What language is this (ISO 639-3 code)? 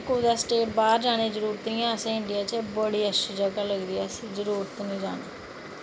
doi